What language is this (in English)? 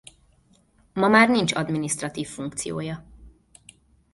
Hungarian